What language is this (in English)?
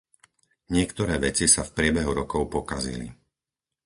Slovak